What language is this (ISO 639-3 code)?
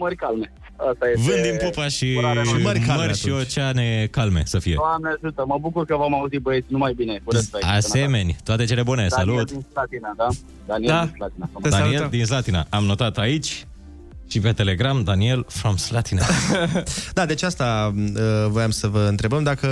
ron